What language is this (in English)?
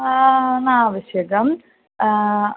Sanskrit